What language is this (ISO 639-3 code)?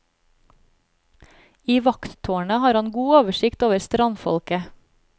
nor